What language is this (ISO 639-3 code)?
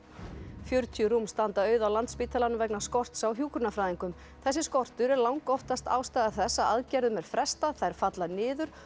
isl